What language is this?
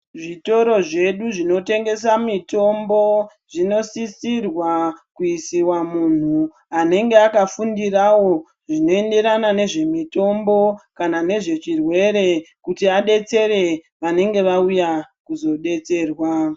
Ndau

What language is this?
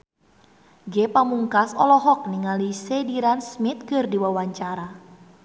Sundanese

